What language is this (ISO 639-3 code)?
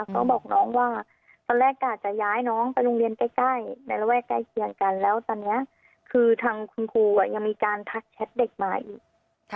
tha